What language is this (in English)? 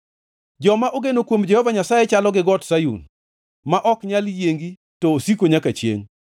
Luo (Kenya and Tanzania)